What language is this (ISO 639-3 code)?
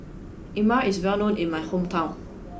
eng